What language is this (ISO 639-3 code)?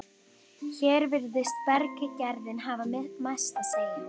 isl